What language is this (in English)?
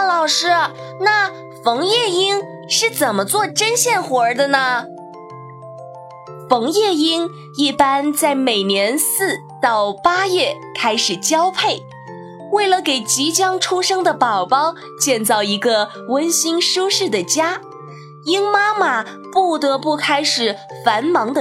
Chinese